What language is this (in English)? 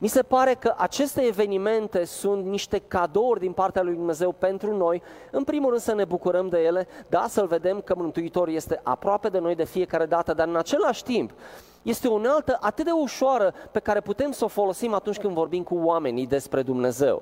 Romanian